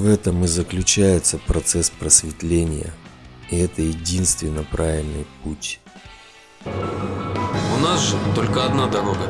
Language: Russian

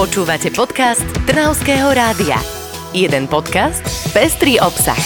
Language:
Slovak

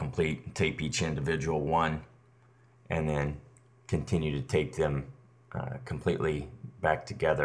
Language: English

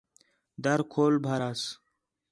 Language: Khetrani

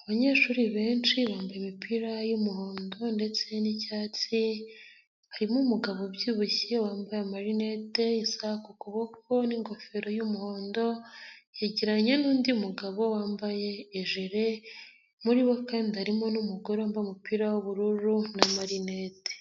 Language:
Kinyarwanda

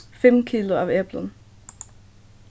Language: Faroese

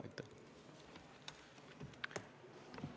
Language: Estonian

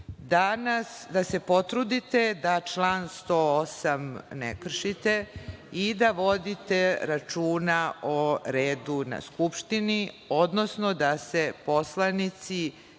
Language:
Serbian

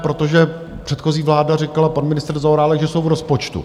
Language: Czech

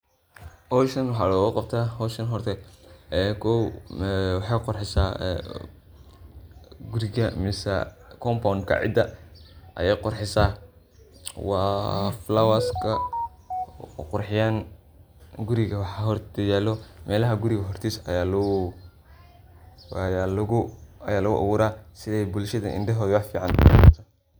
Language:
Somali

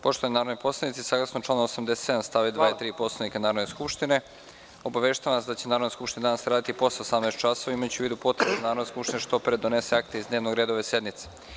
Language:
Serbian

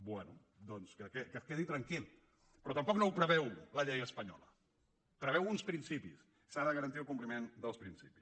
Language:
Catalan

